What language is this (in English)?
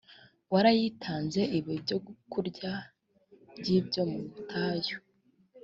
Kinyarwanda